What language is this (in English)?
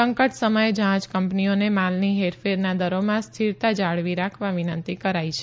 Gujarati